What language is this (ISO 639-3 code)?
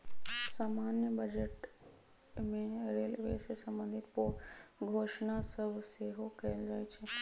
mag